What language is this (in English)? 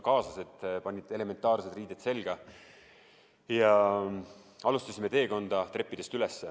Estonian